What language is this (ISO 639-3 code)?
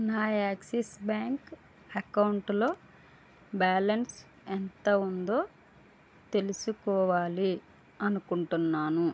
tel